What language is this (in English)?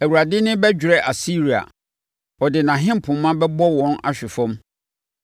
Akan